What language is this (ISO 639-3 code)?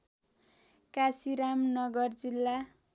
nep